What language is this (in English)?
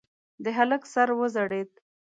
Pashto